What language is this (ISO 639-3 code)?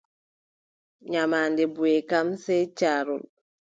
fub